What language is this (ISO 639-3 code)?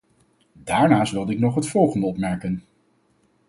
nld